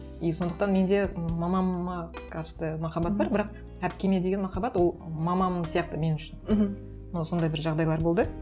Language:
Kazakh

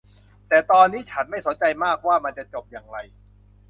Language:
Thai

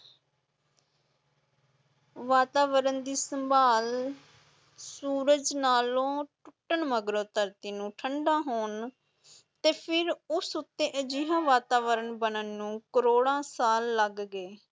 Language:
Punjabi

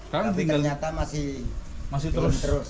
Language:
Indonesian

